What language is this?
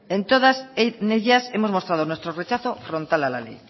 Spanish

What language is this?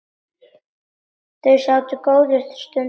Icelandic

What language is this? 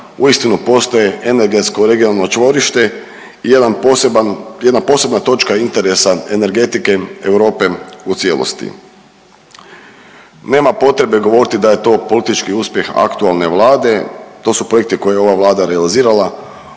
Croatian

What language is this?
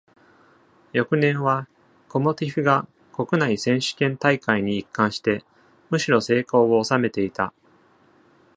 Japanese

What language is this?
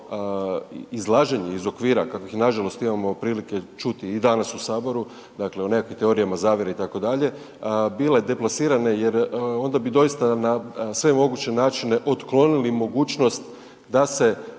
Croatian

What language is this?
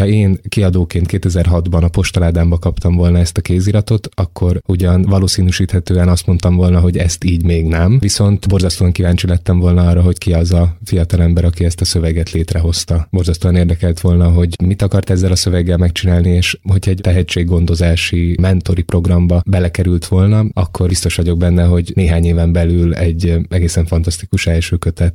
Hungarian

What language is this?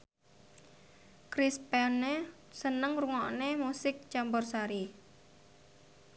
Javanese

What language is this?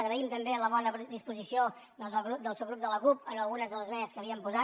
Catalan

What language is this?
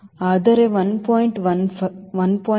Kannada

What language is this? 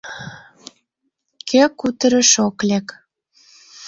Mari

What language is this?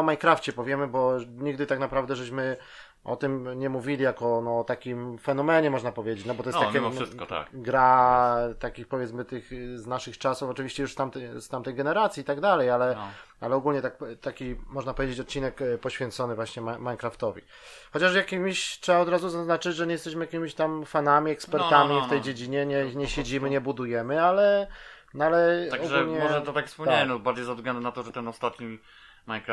Polish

